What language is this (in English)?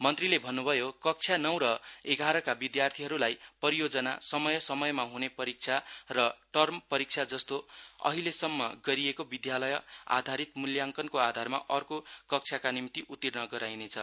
Nepali